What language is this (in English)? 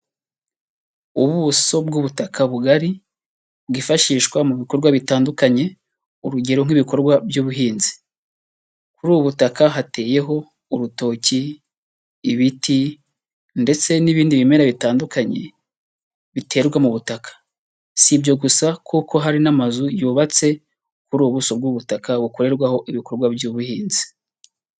Kinyarwanda